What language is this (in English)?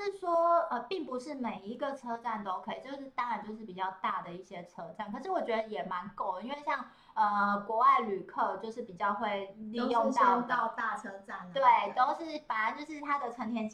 Chinese